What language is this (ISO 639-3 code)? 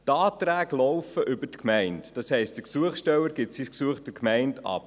gsw